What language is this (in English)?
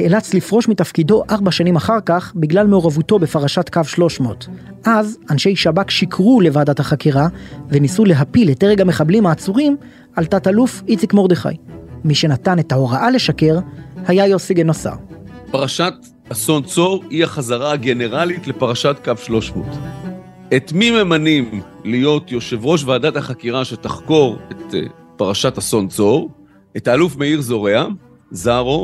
Hebrew